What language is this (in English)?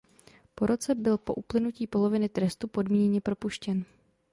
Czech